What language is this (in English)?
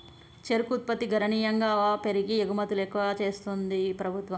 Telugu